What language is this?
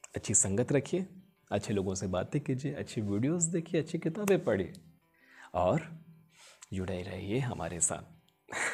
Hindi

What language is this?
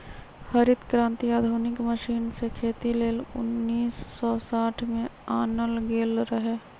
Magahi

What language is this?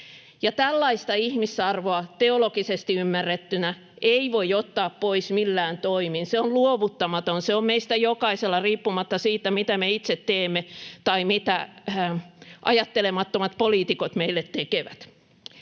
Finnish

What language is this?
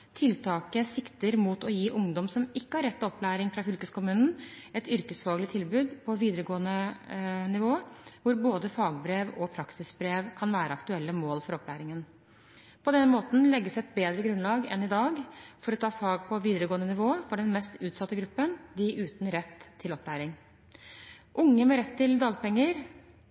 Norwegian Bokmål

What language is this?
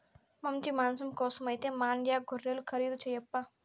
Telugu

